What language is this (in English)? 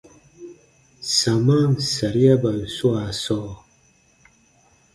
Baatonum